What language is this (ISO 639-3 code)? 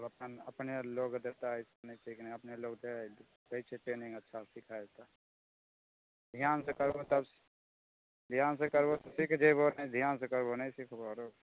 mai